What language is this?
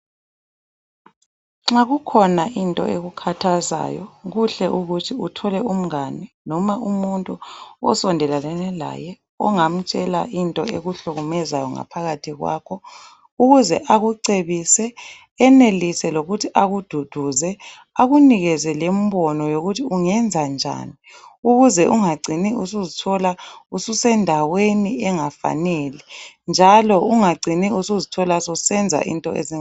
North Ndebele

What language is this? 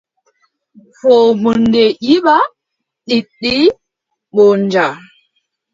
Adamawa Fulfulde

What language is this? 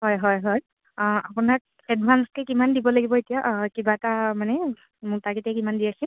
Assamese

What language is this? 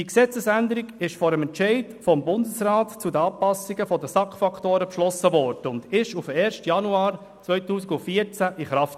Swiss German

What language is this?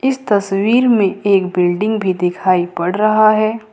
Hindi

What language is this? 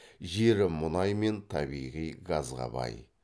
Kazakh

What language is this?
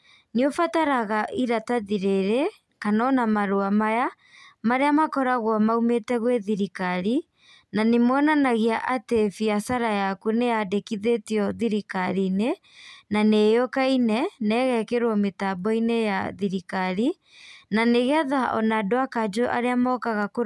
Kikuyu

